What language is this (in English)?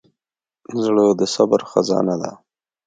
Pashto